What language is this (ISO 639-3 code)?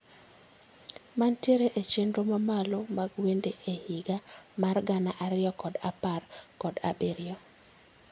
luo